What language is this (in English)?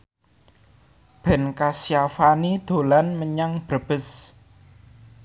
Javanese